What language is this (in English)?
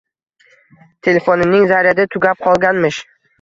Uzbek